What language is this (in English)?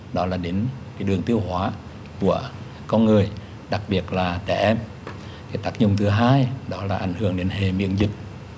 Vietnamese